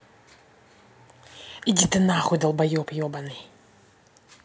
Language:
Russian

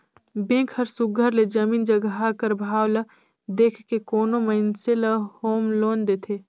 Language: Chhattisgarhi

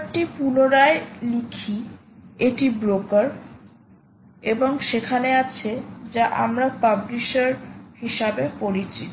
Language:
Bangla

